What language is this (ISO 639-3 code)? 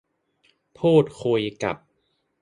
tha